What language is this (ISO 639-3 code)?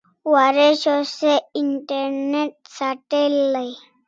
kls